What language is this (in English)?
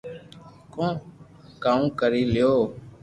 Loarki